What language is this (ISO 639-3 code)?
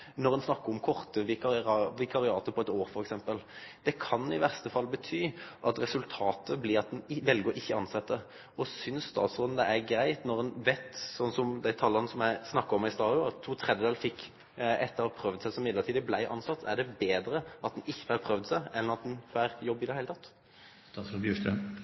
nno